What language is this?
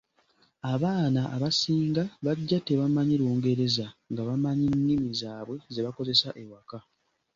Ganda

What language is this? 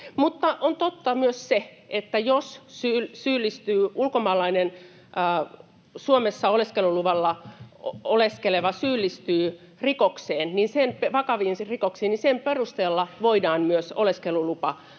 Finnish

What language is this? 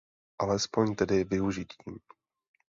Czech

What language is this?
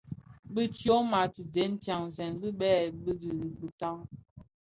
Bafia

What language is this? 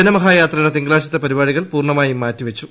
Malayalam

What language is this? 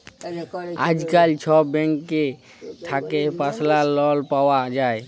Bangla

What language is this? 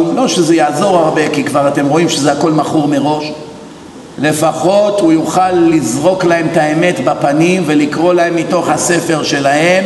Hebrew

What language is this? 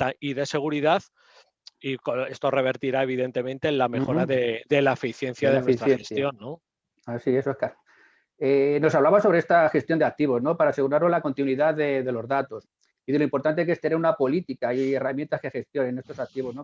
Spanish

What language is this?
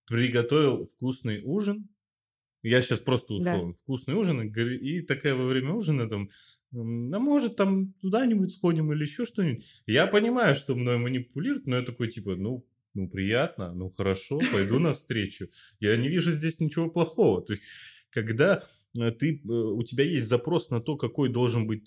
Russian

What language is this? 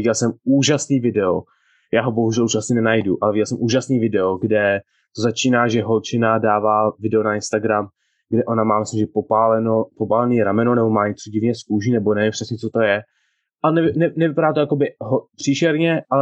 Czech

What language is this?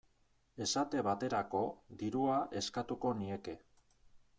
Basque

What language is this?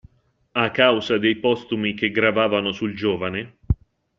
Italian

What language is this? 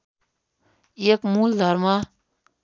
Nepali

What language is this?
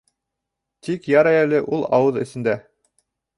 Bashkir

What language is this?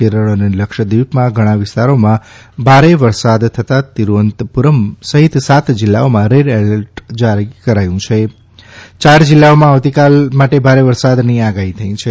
Gujarati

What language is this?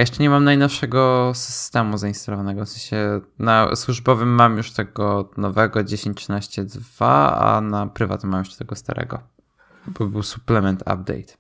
Polish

